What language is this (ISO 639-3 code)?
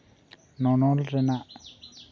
sat